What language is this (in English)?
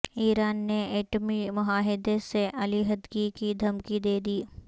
Urdu